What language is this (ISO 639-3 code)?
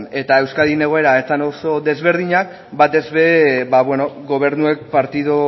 eus